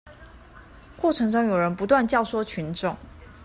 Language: Chinese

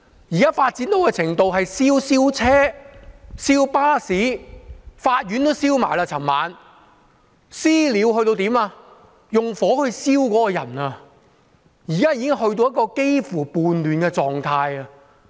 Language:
Cantonese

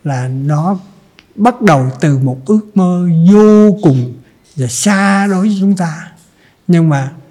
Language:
Vietnamese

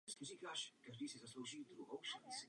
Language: Czech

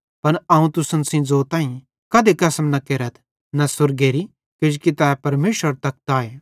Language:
Bhadrawahi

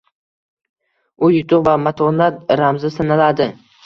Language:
Uzbek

